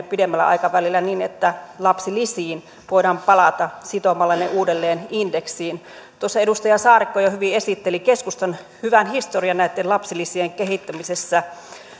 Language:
Finnish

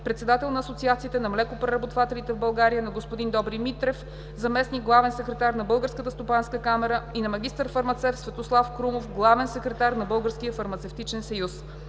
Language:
Bulgarian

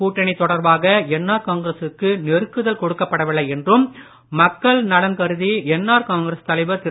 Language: Tamil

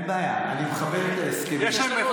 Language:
Hebrew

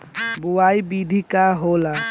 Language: Bhojpuri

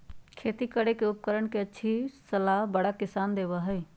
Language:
Magahi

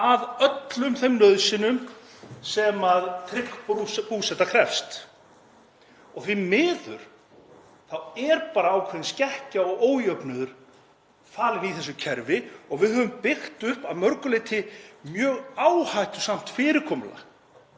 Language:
Icelandic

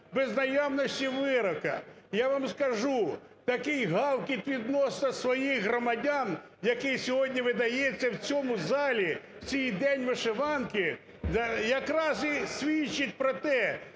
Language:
Ukrainian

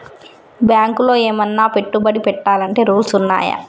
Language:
Telugu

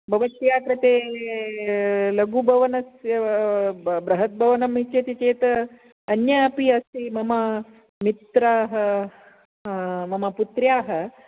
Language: Sanskrit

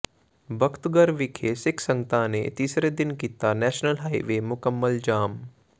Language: Punjabi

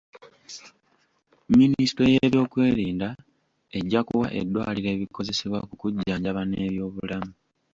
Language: Ganda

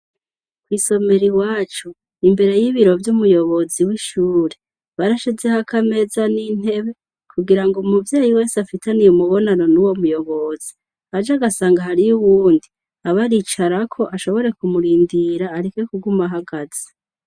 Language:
Rundi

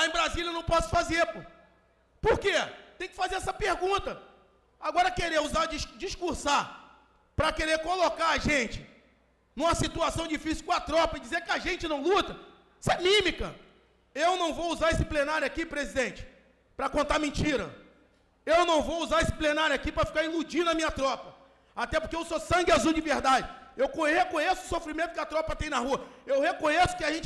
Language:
Portuguese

